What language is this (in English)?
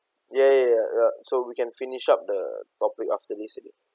English